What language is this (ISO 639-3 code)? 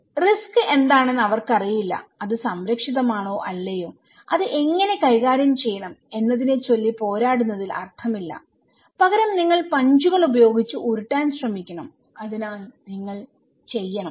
mal